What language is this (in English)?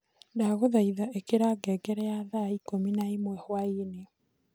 Kikuyu